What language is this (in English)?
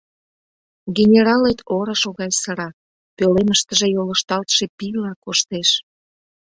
Mari